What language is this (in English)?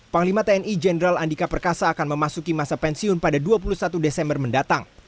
Indonesian